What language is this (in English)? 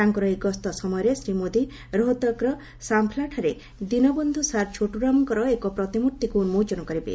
Odia